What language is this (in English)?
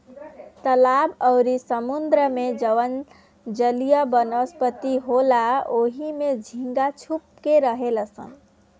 Bhojpuri